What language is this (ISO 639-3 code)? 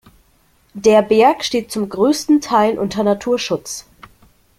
deu